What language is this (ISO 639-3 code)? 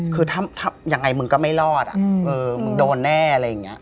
tha